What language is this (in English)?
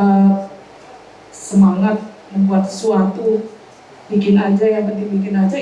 Indonesian